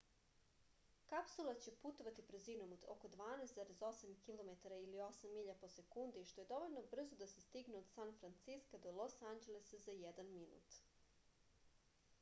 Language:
Serbian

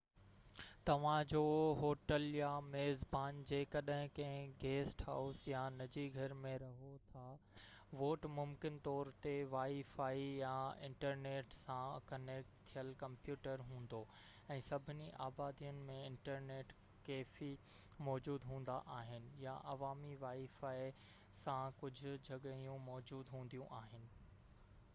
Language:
Sindhi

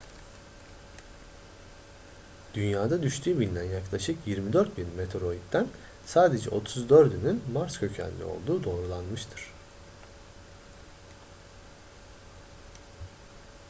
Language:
Turkish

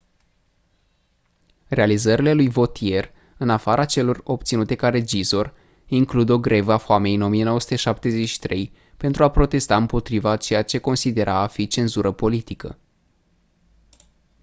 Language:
Romanian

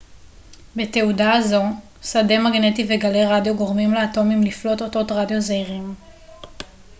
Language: Hebrew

